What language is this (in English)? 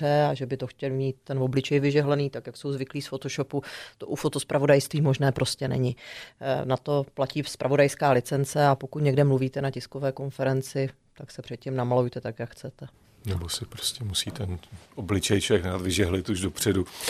Czech